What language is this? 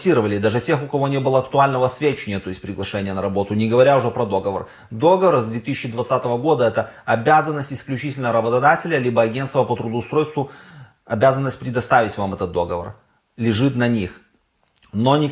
Russian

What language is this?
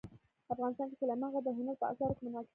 Pashto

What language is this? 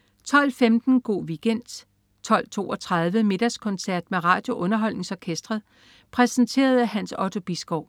Danish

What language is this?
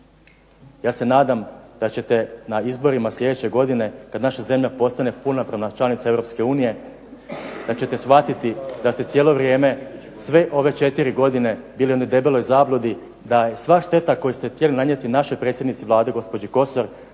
Croatian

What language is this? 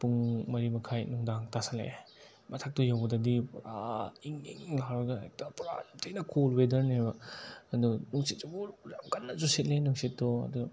Manipuri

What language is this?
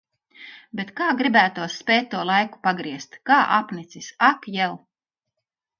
Latvian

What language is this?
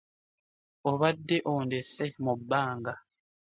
Ganda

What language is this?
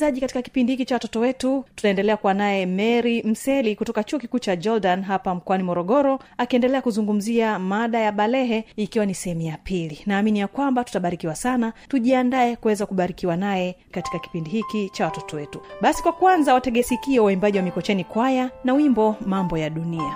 Swahili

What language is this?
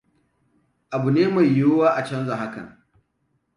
Hausa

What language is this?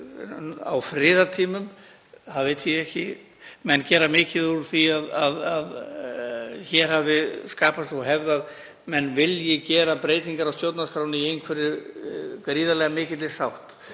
Icelandic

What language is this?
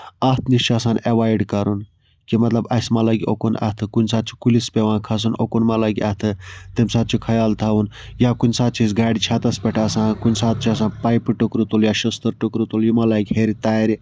Kashmiri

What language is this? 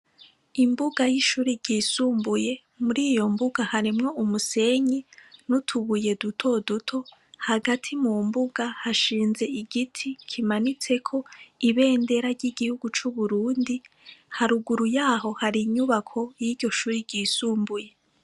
Rundi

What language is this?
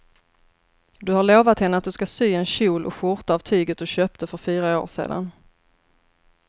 Swedish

